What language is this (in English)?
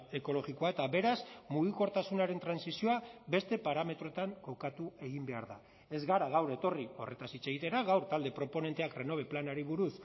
Basque